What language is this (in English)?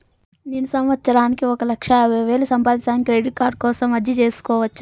Telugu